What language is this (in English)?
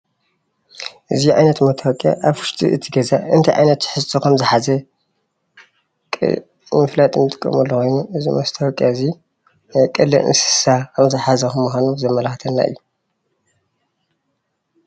Tigrinya